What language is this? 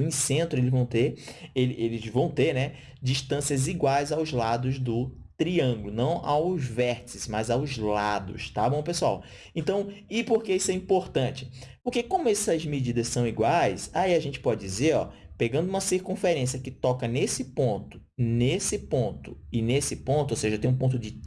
Portuguese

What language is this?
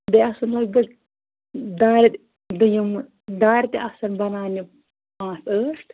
Kashmiri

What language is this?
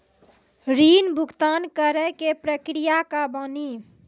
Maithili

